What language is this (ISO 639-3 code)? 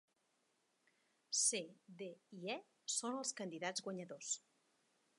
cat